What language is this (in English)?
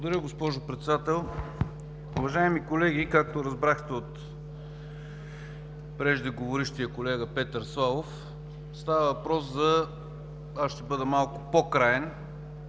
Bulgarian